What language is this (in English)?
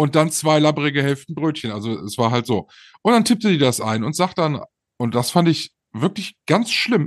German